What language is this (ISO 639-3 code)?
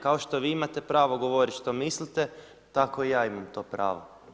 hrv